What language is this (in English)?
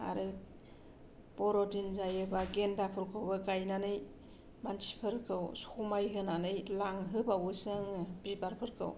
Bodo